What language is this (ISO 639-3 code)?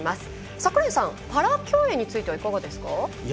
jpn